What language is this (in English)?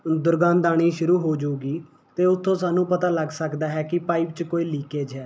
Punjabi